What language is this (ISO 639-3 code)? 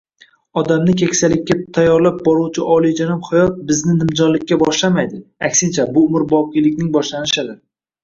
uzb